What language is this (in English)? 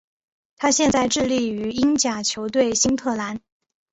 Chinese